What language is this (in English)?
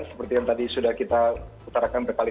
Indonesian